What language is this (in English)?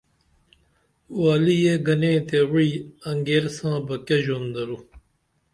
Dameli